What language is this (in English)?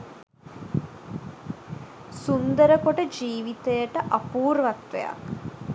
Sinhala